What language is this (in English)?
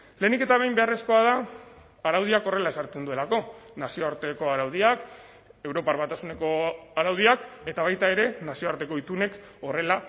Basque